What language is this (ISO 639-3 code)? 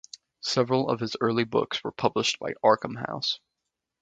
eng